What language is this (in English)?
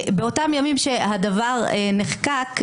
Hebrew